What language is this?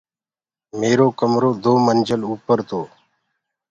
Gurgula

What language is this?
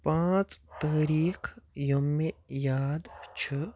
Kashmiri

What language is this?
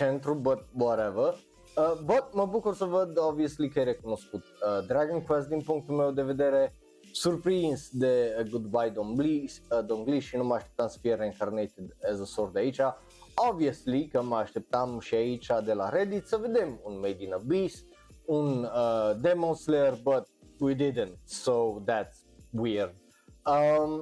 Romanian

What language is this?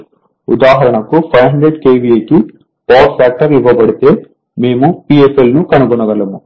Telugu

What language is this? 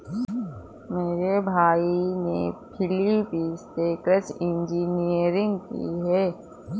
Hindi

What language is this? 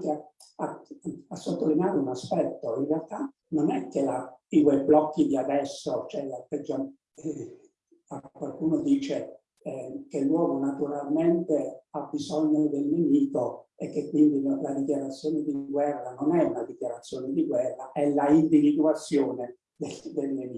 Italian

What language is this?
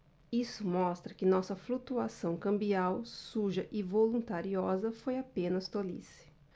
Portuguese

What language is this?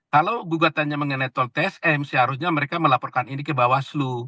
Indonesian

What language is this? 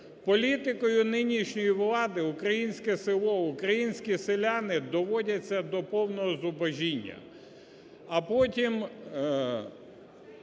Ukrainian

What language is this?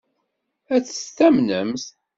Kabyle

